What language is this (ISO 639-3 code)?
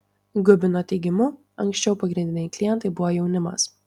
lit